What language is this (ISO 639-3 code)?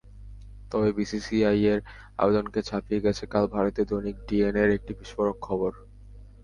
ben